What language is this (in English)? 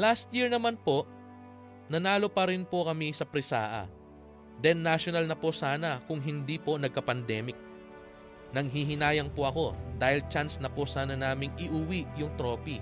Filipino